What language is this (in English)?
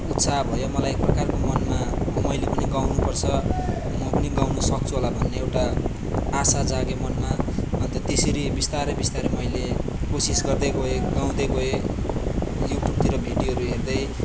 Nepali